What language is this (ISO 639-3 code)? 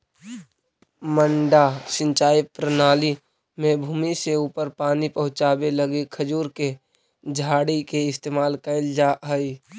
mag